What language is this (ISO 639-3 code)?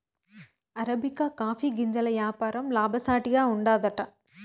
tel